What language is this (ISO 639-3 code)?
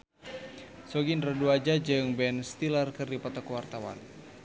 sun